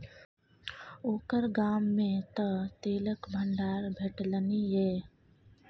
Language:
Maithili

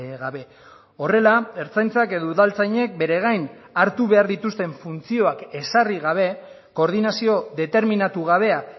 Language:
Basque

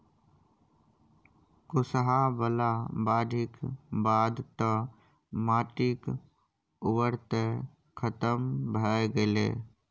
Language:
Maithili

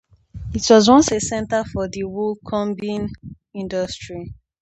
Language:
English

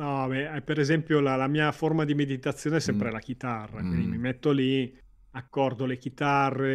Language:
Italian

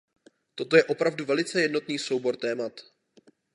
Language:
Czech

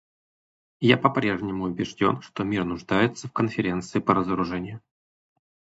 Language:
Russian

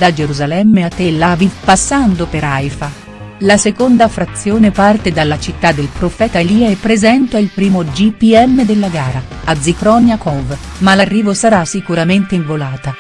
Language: Italian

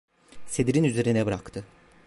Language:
Turkish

